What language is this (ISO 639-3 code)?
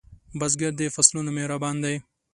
pus